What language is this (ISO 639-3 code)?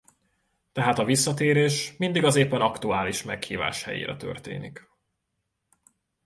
hun